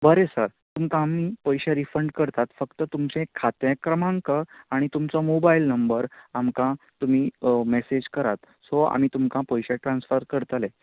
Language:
Konkani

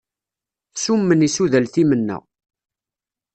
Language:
Kabyle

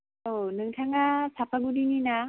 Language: Bodo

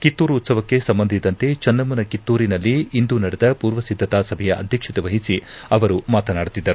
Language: Kannada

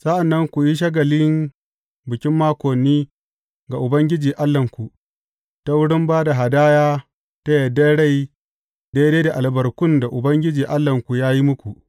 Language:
Hausa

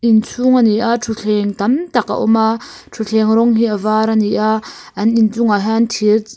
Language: Mizo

